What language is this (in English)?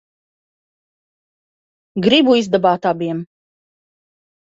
Latvian